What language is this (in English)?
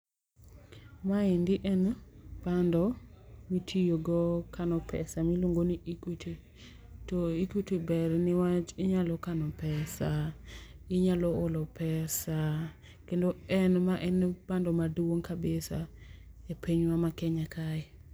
Luo (Kenya and Tanzania)